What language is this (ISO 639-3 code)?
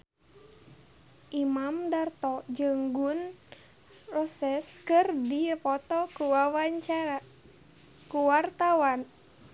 sun